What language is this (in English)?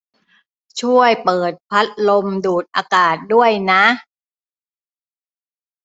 Thai